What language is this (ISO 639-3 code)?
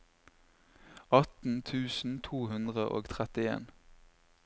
nor